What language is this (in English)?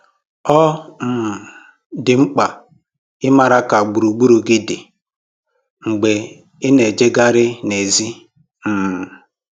Igbo